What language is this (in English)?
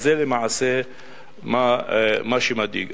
Hebrew